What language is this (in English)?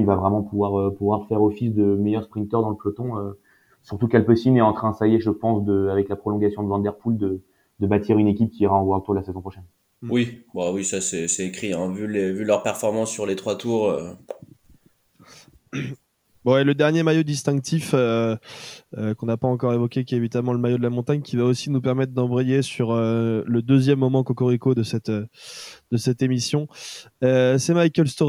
French